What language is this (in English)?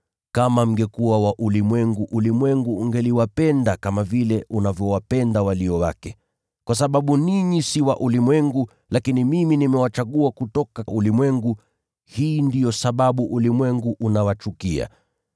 Swahili